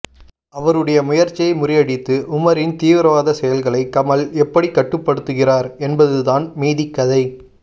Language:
Tamil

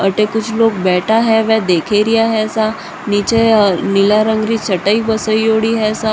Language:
Rajasthani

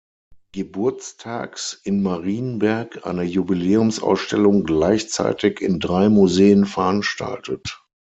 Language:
German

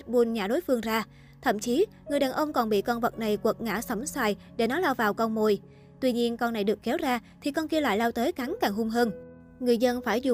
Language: Vietnamese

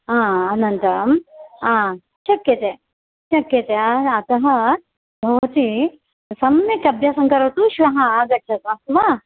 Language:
Sanskrit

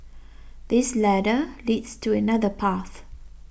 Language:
English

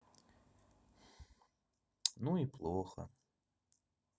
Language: Russian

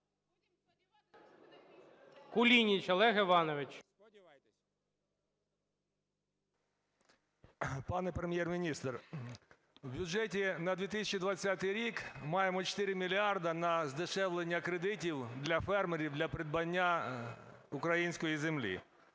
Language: Ukrainian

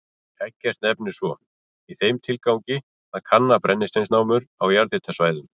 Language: Icelandic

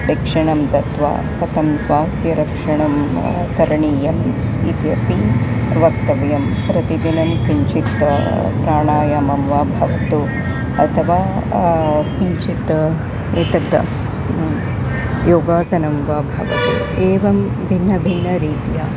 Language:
Sanskrit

